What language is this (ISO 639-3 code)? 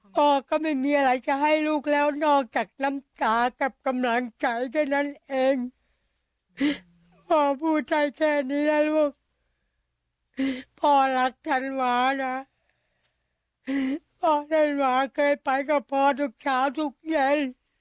tha